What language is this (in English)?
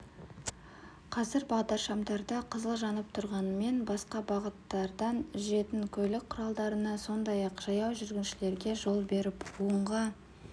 Kazakh